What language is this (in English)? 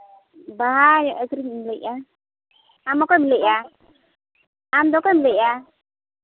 Santali